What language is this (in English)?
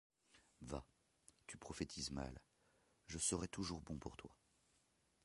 French